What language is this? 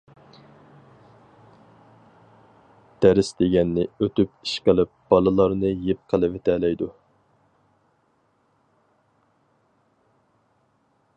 Uyghur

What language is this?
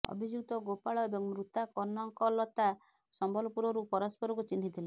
Odia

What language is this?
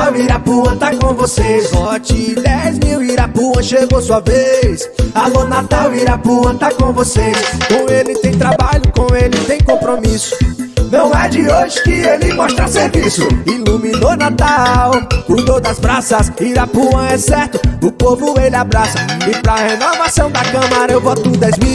Portuguese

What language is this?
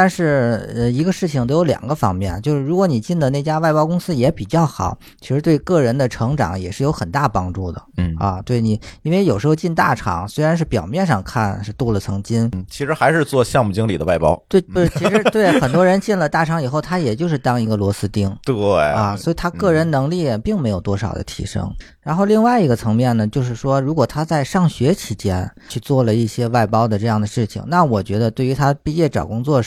Chinese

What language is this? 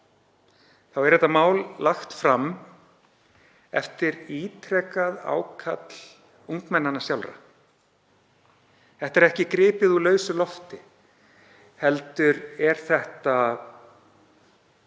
Icelandic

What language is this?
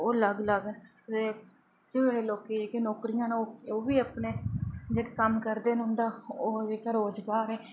Dogri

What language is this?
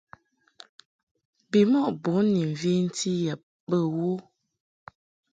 Mungaka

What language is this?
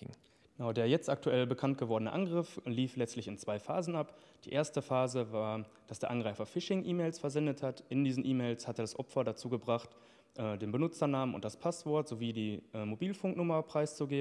German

